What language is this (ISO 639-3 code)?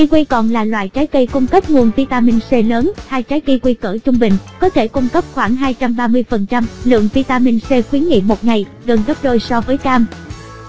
vie